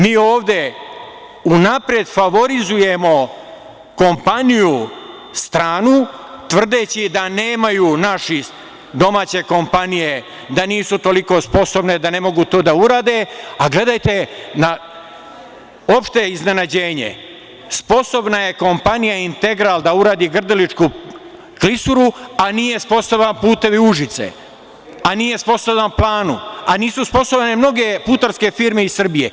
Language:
Serbian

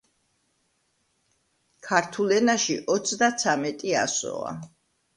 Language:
Georgian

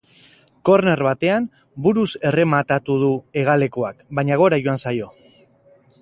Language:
Basque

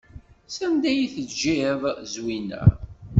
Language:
Kabyle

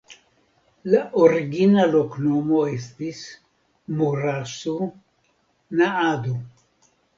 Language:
Esperanto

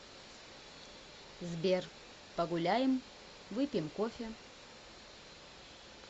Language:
Russian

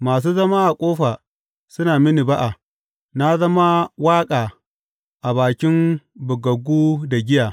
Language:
Hausa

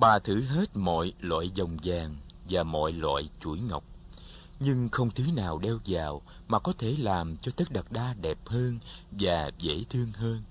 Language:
Vietnamese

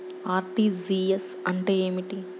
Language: Telugu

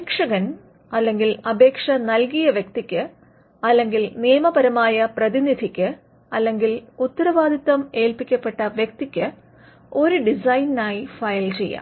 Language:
Malayalam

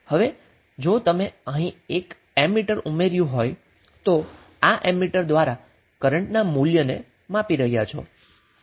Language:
Gujarati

